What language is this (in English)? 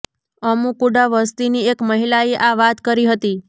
Gujarati